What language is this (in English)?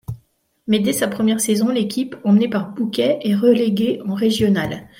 French